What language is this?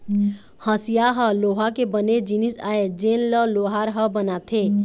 Chhattisgarhi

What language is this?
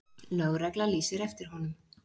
Icelandic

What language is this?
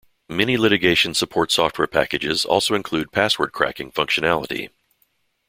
English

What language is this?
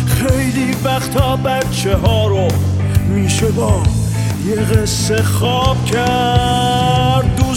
Persian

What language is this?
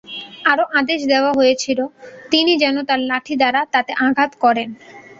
Bangla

